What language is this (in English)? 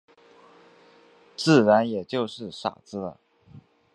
Chinese